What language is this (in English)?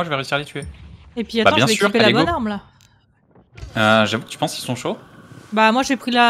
French